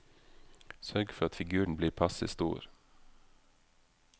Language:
Norwegian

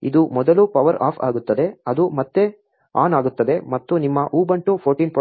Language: Kannada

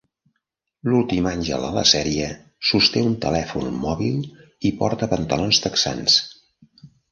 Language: Catalan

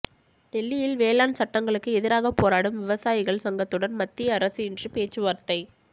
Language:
Tamil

